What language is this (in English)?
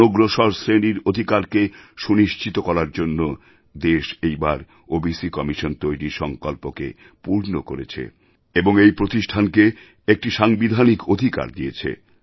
Bangla